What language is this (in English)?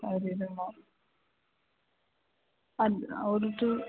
Kannada